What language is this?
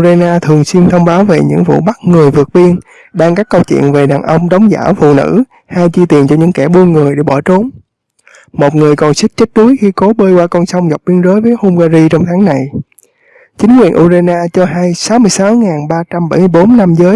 Vietnamese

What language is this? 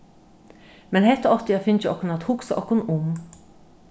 Faroese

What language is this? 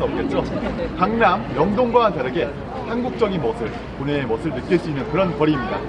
Korean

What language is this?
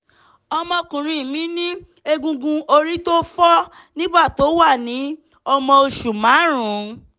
Yoruba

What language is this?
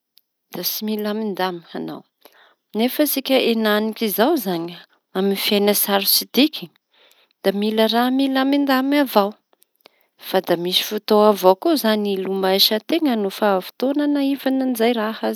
Tanosy Malagasy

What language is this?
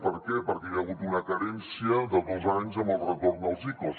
Catalan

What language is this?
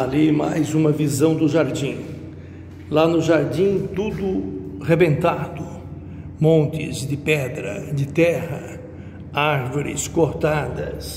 Portuguese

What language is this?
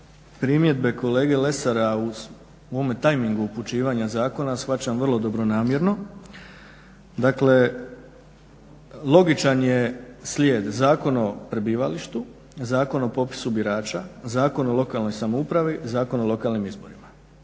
Croatian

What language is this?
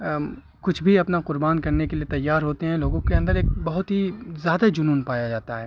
Urdu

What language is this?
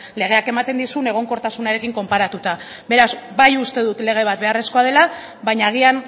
Basque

